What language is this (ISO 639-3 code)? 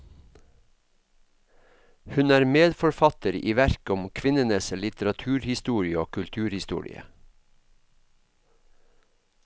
nor